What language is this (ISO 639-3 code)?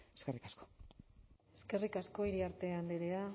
eus